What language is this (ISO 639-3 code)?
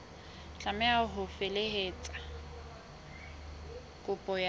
sot